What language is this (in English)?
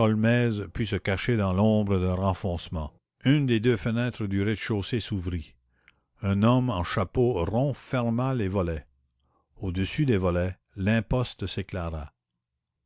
French